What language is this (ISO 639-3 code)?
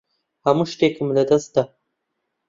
ckb